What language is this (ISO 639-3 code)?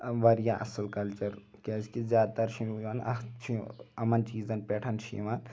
kas